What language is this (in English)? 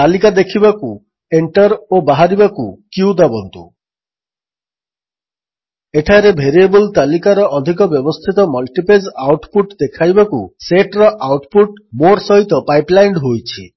Odia